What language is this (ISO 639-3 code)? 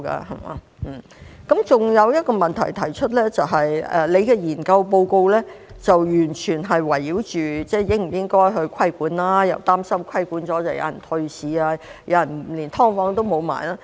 yue